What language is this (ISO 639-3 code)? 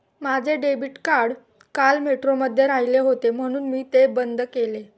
mar